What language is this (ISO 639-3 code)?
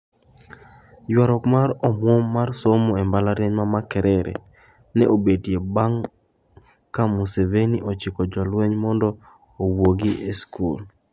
luo